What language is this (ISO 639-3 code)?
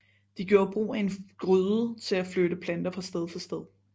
dan